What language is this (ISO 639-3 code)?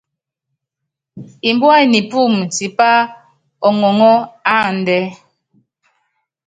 yav